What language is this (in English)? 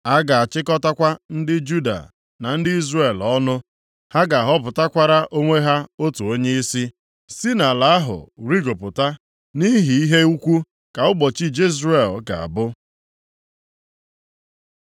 Igbo